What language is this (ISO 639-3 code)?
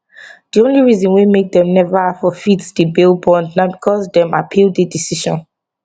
pcm